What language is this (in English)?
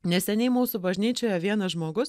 Lithuanian